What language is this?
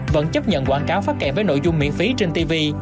Vietnamese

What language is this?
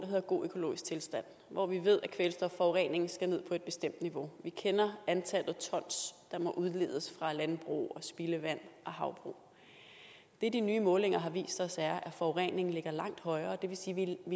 Danish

